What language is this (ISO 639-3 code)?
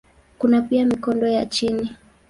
swa